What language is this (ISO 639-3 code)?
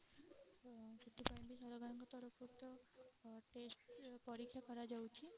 ori